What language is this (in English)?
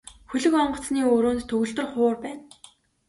Mongolian